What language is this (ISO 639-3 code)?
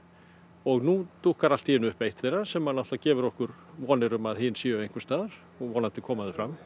isl